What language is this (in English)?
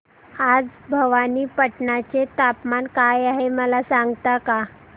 Marathi